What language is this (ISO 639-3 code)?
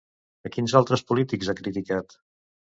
cat